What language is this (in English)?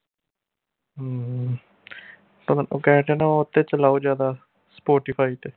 Punjabi